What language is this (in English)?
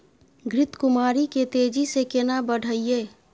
Maithili